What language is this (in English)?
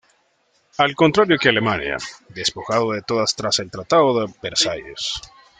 Spanish